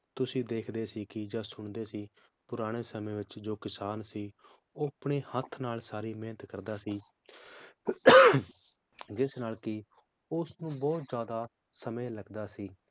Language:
Punjabi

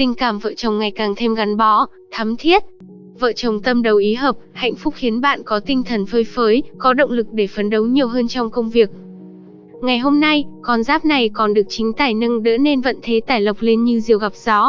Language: Vietnamese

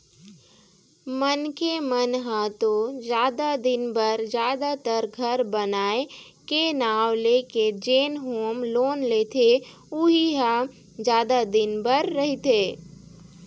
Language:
Chhattisgarhi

